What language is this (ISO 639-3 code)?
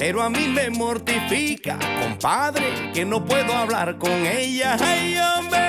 tur